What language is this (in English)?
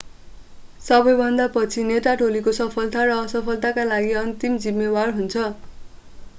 Nepali